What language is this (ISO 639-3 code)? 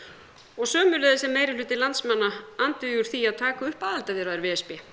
isl